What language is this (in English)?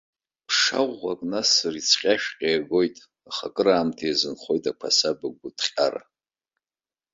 Abkhazian